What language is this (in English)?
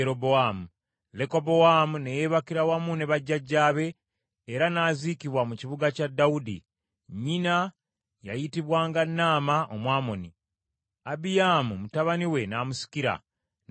Ganda